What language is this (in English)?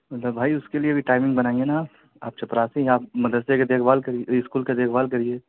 Urdu